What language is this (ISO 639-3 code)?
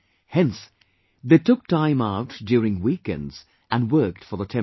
eng